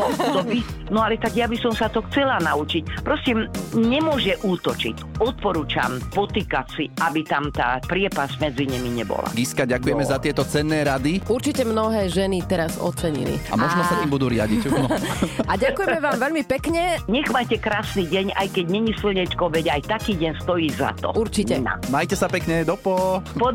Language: Slovak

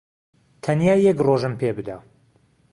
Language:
Central Kurdish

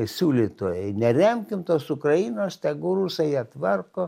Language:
Lithuanian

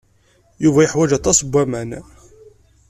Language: Kabyle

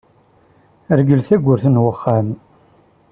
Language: Kabyle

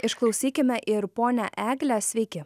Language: Lithuanian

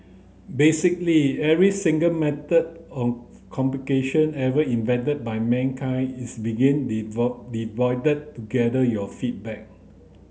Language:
English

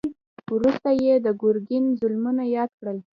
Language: Pashto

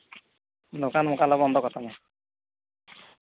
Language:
Santali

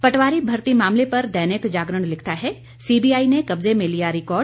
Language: Hindi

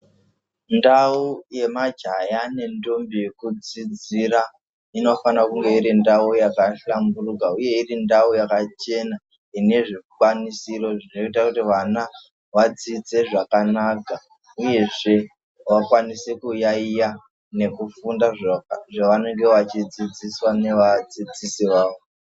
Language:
Ndau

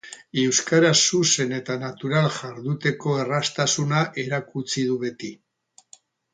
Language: Basque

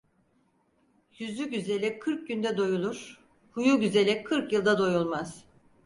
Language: Turkish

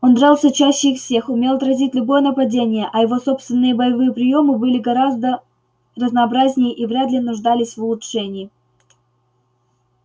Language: Russian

